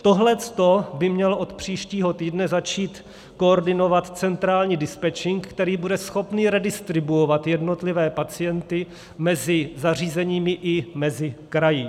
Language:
Czech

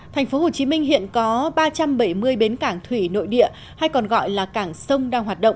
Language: Vietnamese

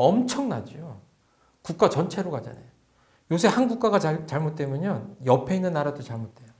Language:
Korean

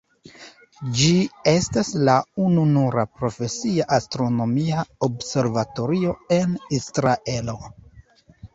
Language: Esperanto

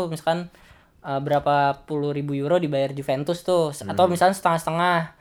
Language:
Indonesian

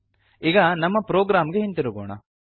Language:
Kannada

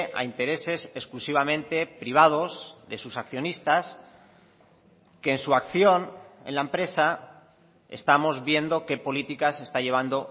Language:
Spanish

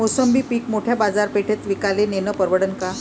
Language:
Marathi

